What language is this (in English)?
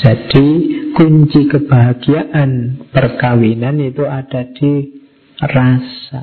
Indonesian